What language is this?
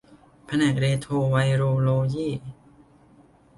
Thai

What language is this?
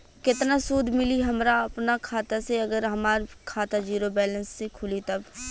Bhojpuri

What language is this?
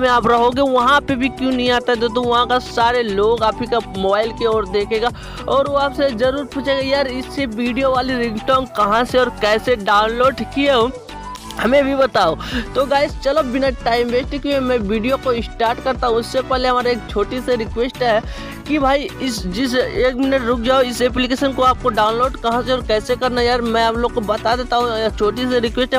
Hindi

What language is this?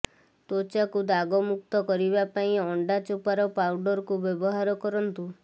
Odia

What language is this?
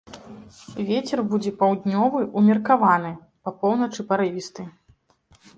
Belarusian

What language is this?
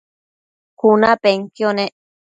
Matsés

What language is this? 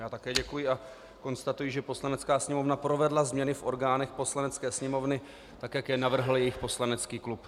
Czech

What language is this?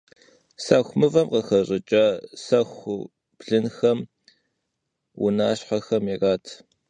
Kabardian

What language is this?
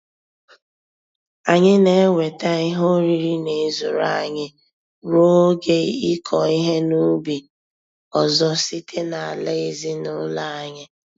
Igbo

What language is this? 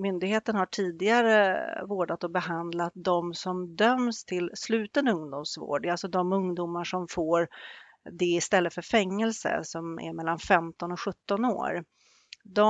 Swedish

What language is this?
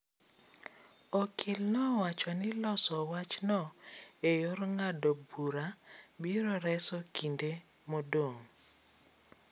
Luo (Kenya and Tanzania)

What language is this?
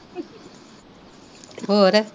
Punjabi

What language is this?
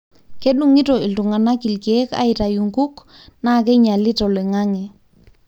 Masai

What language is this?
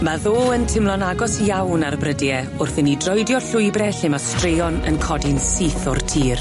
Welsh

